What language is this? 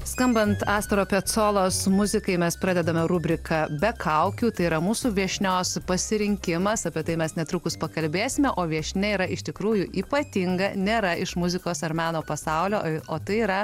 Lithuanian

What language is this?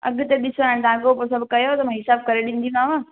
Sindhi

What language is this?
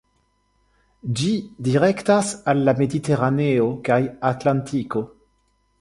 Esperanto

